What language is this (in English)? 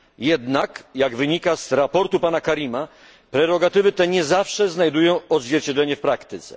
Polish